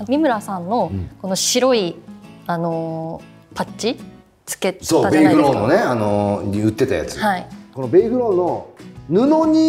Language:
Japanese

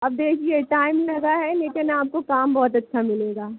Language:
Hindi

